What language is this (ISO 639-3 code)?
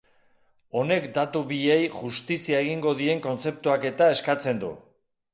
eus